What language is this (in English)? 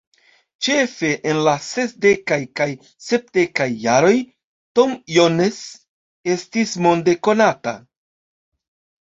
Esperanto